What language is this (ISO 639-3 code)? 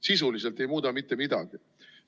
est